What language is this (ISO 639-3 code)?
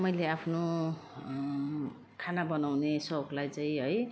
nep